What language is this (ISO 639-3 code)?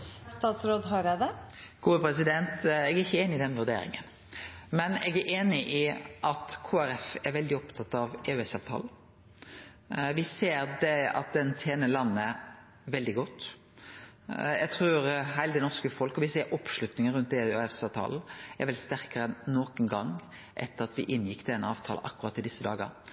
nor